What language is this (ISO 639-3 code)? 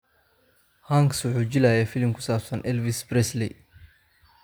som